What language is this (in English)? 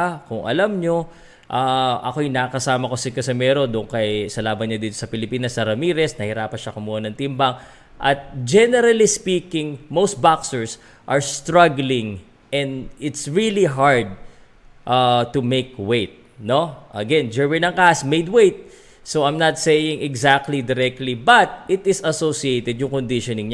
Filipino